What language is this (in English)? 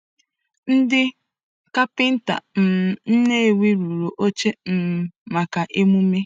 Igbo